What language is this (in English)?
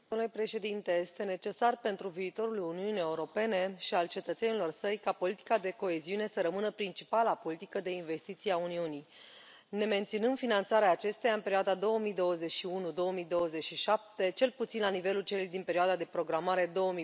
Romanian